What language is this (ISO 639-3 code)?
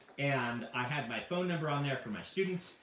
eng